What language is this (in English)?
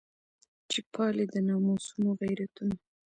Pashto